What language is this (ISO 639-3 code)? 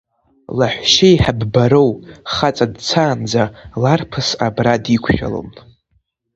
abk